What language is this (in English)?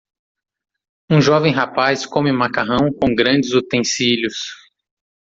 Portuguese